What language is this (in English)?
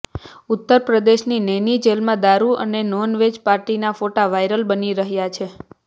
Gujarati